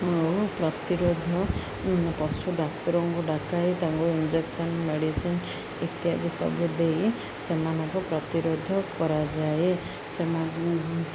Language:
Odia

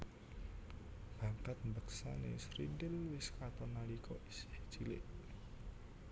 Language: Javanese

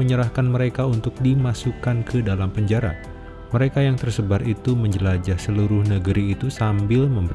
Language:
Indonesian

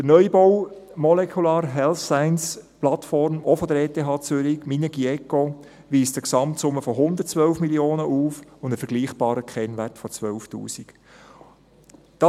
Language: Swiss German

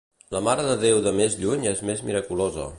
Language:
Catalan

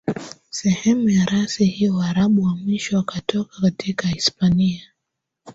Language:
Swahili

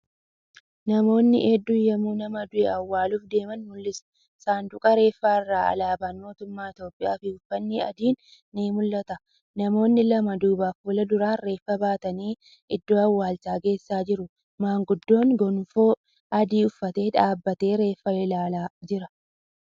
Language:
Oromo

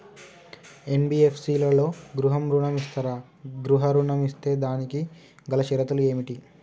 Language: Telugu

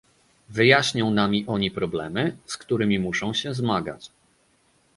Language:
Polish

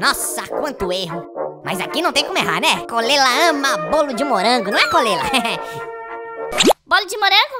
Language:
Portuguese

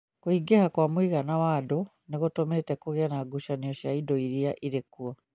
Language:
Kikuyu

